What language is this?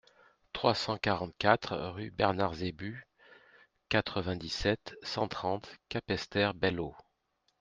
French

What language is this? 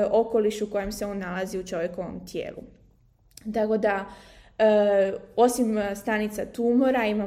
Croatian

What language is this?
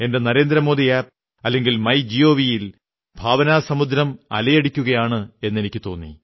Malayalam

